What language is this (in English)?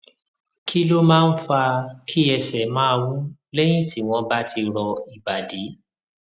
Yoruba